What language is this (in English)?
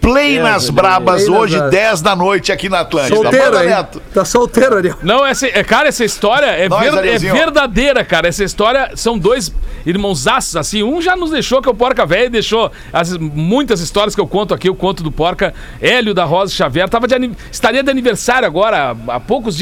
Portuguese